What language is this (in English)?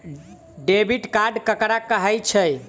Maithili